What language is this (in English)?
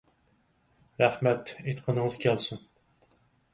Uyghur